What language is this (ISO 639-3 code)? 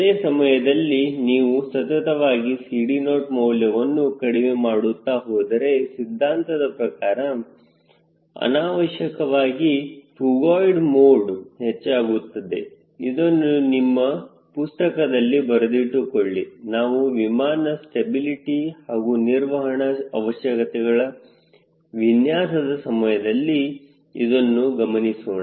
kan